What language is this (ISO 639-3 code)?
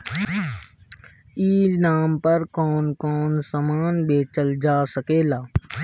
bho